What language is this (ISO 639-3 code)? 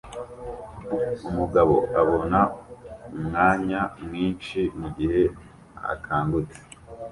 kin